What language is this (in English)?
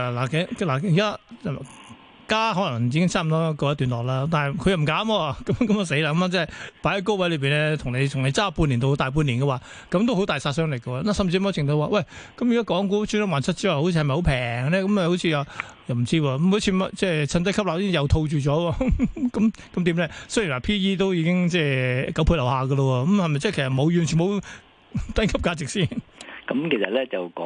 Chinese